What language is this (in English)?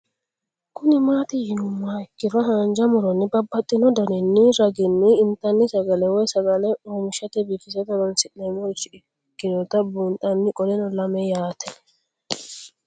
Sidamo